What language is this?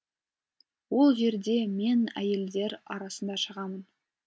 Kazakh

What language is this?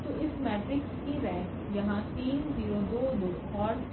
Hindi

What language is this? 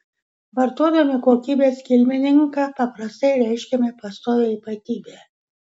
Lithuanian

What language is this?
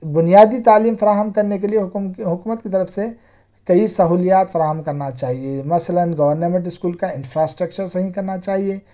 Urdu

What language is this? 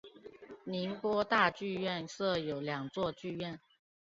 Chinese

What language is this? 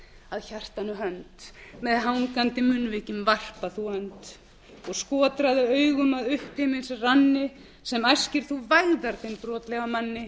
Icelandic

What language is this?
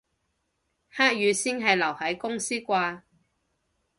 Cantonese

